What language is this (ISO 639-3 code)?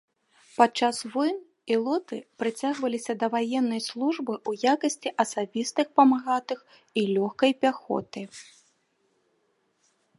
bel